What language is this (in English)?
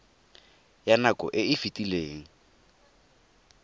Tswana